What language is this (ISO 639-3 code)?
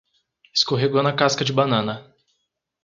por